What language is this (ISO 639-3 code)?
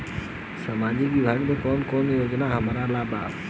bho